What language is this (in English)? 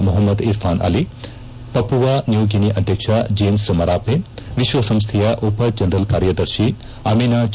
Kannada